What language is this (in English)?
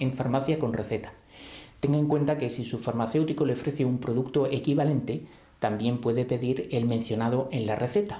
Spanish